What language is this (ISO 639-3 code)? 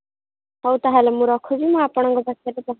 ori